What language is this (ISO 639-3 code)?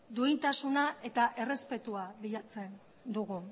eus